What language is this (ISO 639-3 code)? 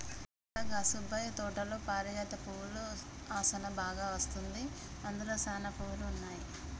tel